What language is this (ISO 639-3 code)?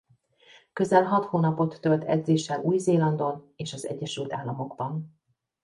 hun